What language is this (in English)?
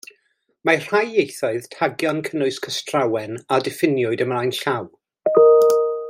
Welsh